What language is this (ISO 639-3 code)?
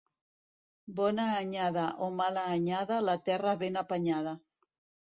cat